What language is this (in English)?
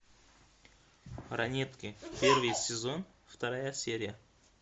Russian